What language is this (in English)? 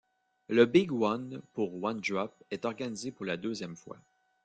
French